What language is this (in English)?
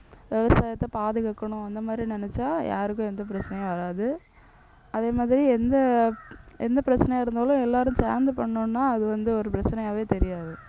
Tamil